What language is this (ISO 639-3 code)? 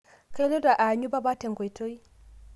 mas